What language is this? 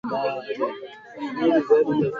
Swahili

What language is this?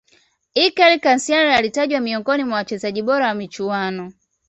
Swahili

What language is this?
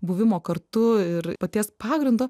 Lithuanian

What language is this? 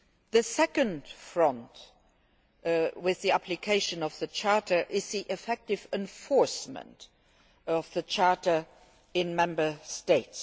English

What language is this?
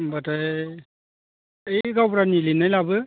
Bodo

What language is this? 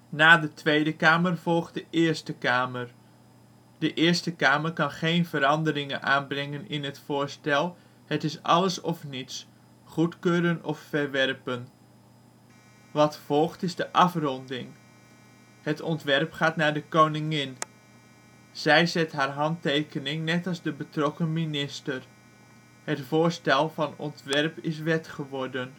Dutch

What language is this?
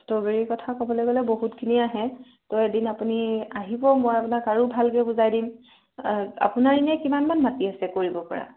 Assamese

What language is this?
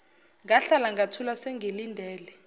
Zulu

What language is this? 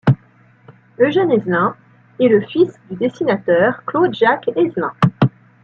French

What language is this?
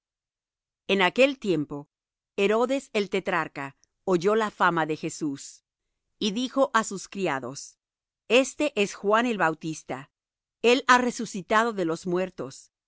Spanish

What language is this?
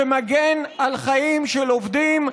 Hebrew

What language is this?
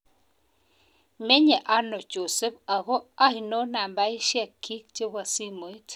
Kalenjin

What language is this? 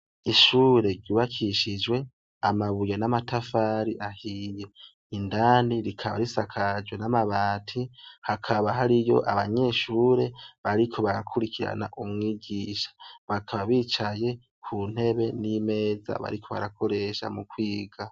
Rundi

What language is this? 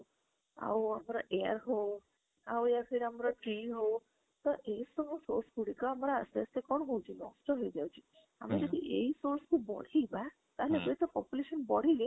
Odia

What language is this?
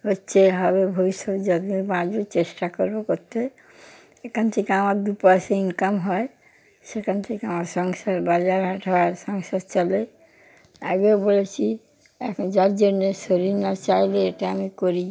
Bangla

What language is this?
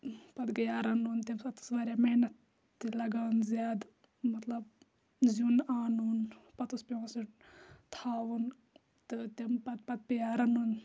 Kashmiri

